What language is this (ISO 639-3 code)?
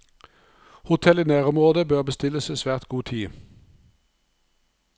nor